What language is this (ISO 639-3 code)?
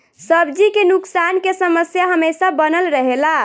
bho